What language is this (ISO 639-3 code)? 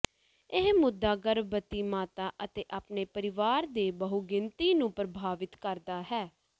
pan